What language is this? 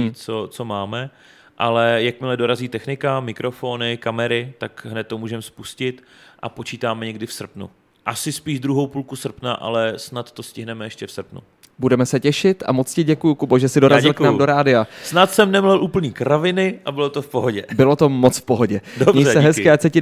Czech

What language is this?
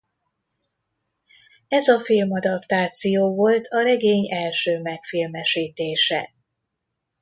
Hungarian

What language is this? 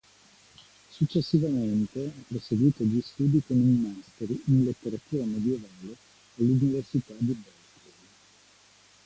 Italian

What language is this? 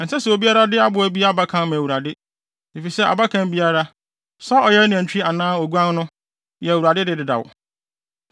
Akan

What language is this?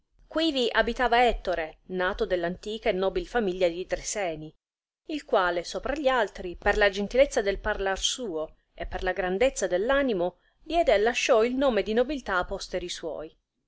Italian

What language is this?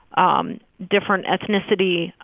English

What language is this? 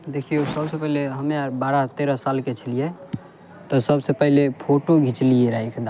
Maithili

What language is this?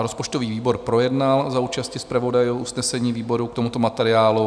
Czech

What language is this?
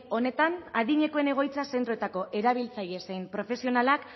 Basque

